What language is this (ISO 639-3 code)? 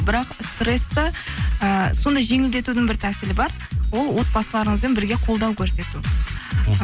kaz